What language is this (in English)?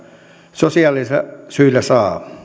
Finnish